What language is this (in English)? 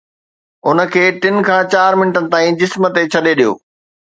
Sindhi